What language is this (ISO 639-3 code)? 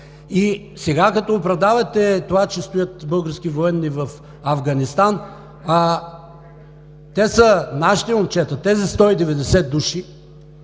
bul